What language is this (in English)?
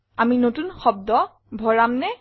Assamese